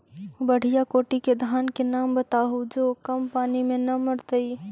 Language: Magahi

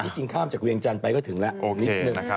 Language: Thai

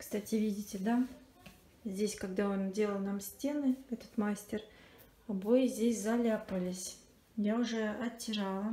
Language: Russian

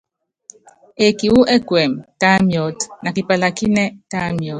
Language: Yangben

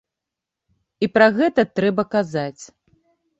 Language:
Belarusian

